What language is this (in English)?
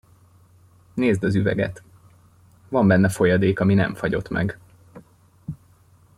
Hungarian